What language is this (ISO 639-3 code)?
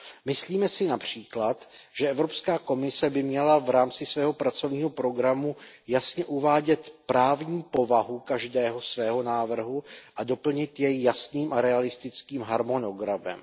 ces